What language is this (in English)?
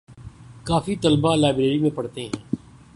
Urdu